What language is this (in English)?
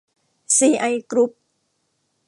Thai